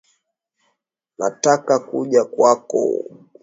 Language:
Swahili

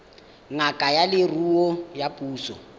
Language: Tswana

